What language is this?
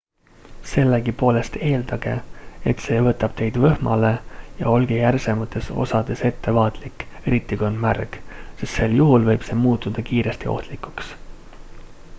Estonian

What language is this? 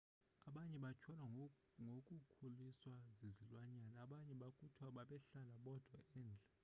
Xhosa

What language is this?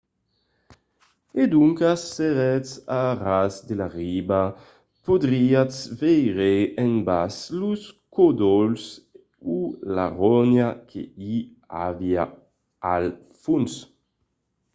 Occitan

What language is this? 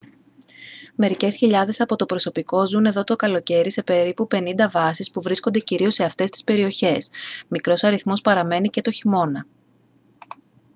Greek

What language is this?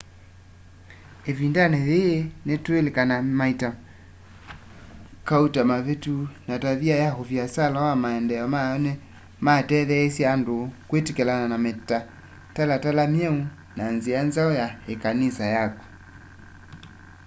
Kamba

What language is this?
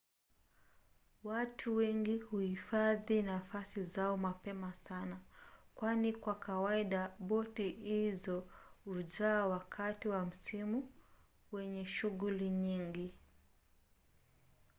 Swahili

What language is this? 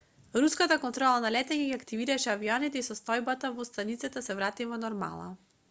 Macedonian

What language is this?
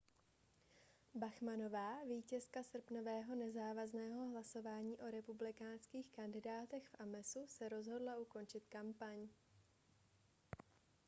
Czech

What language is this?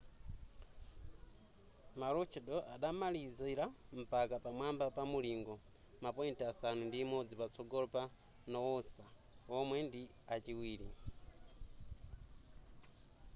Nyanja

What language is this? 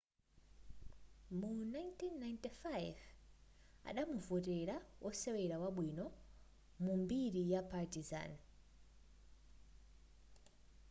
Nyanja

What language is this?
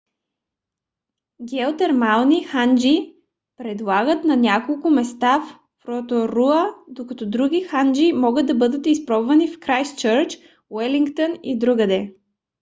Bulgarian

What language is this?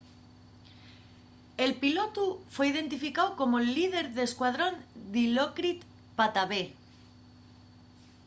Asturian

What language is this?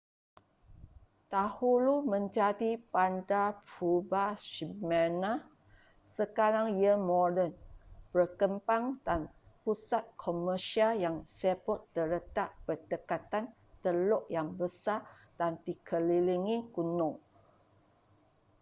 Malay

